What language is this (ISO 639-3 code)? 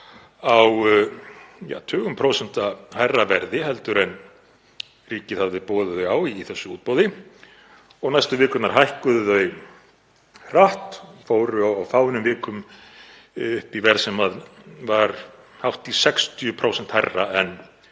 isl